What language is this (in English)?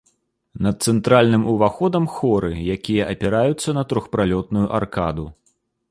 Belarusian